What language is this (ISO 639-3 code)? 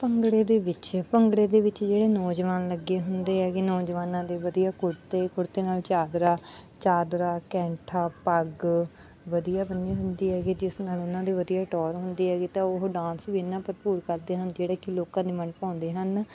pan